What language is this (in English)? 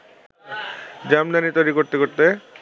Bangla